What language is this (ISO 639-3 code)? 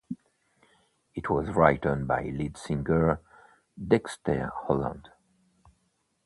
eng